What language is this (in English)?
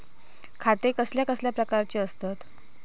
Marathi